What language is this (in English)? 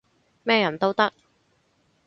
Cantonese